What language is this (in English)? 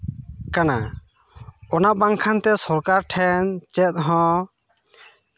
Santali